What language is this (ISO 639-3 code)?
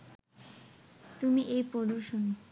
ben